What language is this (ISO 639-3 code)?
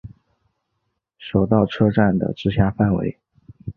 zho